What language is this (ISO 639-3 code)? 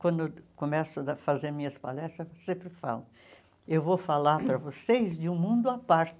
por